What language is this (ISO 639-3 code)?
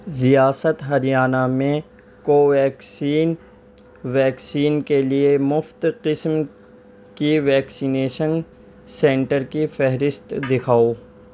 urd